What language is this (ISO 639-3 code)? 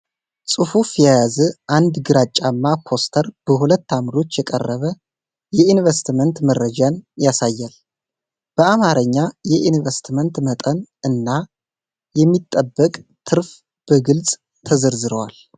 amh